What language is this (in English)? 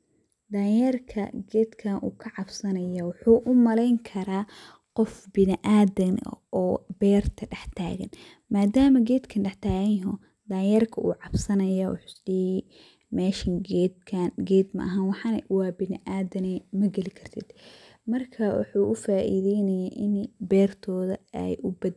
Somali